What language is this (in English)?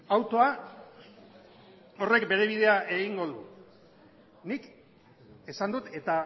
Basque